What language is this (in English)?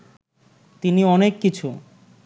Bangla